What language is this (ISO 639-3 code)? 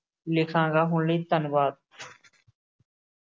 pan